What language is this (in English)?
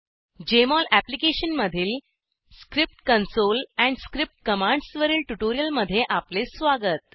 Marathi